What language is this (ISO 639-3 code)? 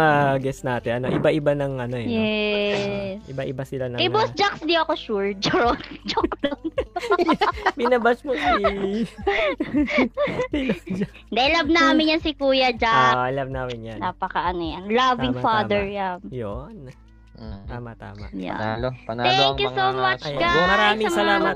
fil